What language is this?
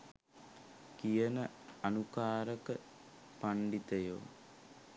Sinhala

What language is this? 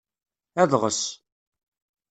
Kabyle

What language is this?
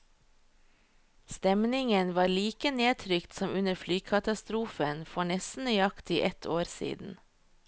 Norwegian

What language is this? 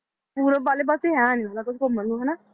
Punjabi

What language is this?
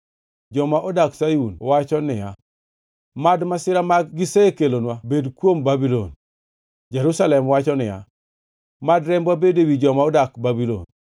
Luo (Kenya and Tanzania)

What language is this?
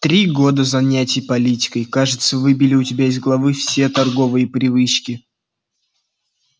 Russian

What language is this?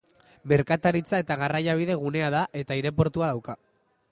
Basque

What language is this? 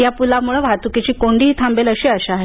Marathi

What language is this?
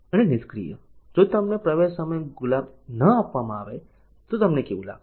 Gujarati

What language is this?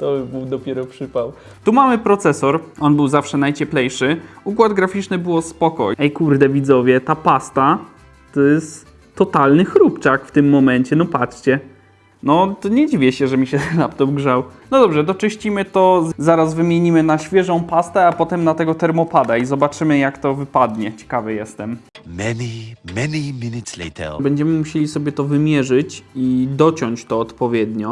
Polish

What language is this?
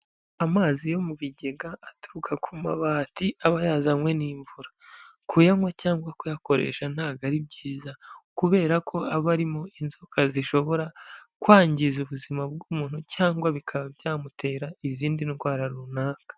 Kinyarwanda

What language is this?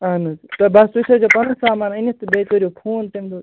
Kashmiri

